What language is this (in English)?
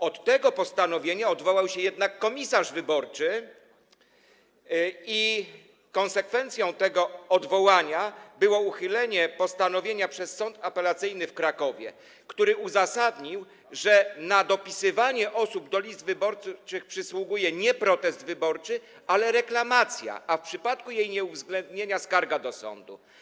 Polish